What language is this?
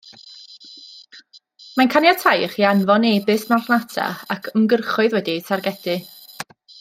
Welsh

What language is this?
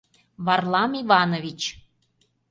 Mari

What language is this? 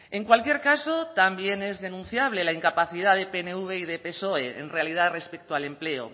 Spanish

